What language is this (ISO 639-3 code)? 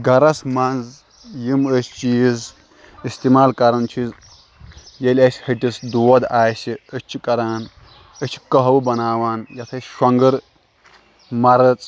kas